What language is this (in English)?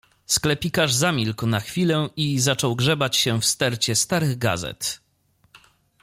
Polish